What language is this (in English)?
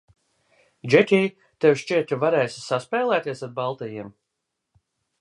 Latvian